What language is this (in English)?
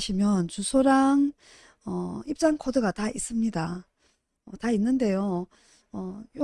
Korean